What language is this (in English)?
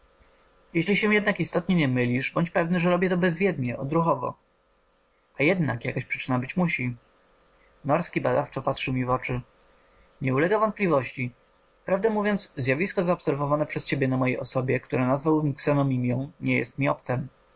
Polish